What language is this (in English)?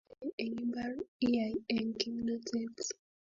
Kalenjin